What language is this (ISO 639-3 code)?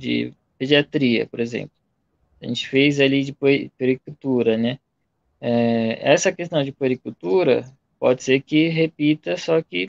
por